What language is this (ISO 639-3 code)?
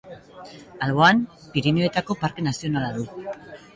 eus